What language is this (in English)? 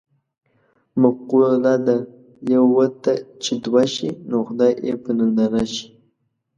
Pashto